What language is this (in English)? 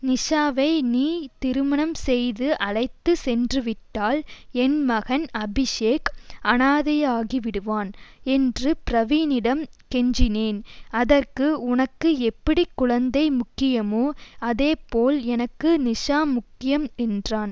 Tamil